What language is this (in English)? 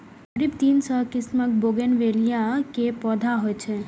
Maithili